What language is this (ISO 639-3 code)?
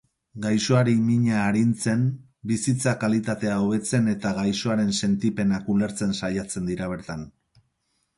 eus